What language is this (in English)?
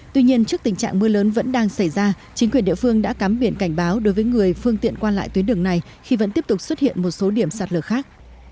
Vietnamese